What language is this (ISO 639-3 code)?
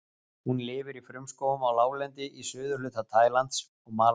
isl